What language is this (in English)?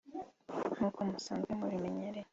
Kinyarwanda